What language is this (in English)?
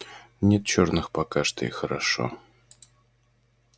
Russian